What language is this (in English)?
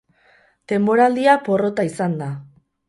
Basque